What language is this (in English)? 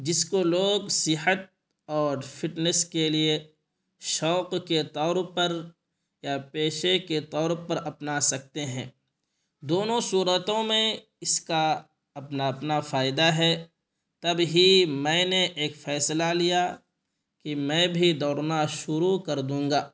Urdu